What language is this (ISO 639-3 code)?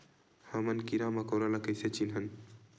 hne